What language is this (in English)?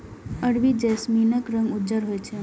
Maithili